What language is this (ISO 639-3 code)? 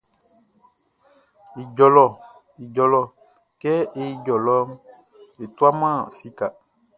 bci